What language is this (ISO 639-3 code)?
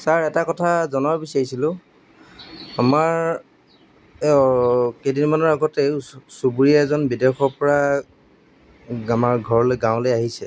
asm